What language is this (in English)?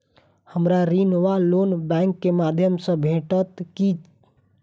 Maithili